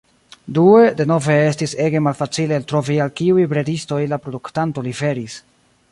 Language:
Esperanto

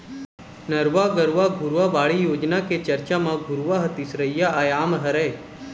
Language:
Chhattisgarhi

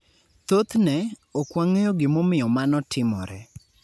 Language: Luo (Kenya and Tanzania)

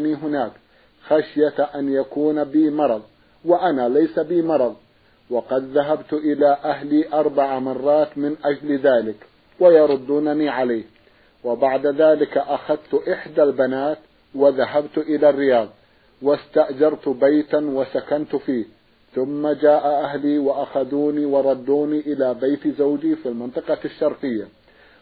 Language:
Arabic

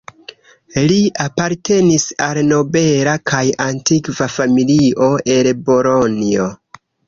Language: Esperanto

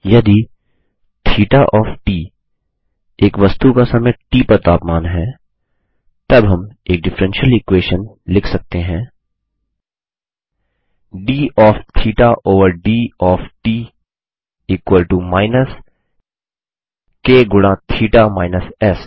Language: Hindi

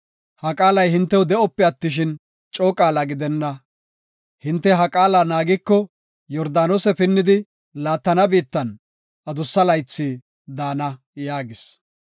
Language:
Gofa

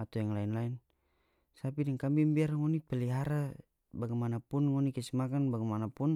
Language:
North Moluccan Malay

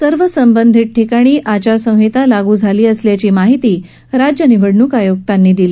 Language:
Marathi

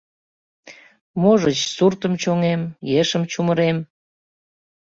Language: Mari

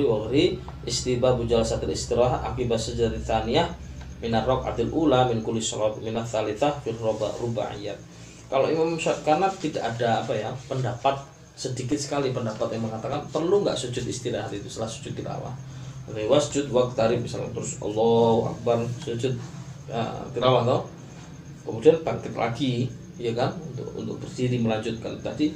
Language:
Malay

